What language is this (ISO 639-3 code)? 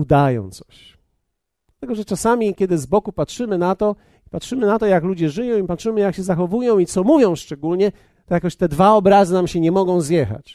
pol